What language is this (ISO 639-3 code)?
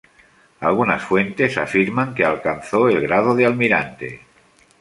spa